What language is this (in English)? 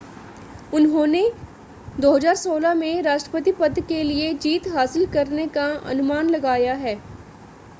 Hindi